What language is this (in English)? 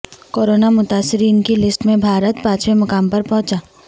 Urdu